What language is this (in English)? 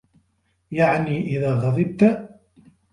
Arabic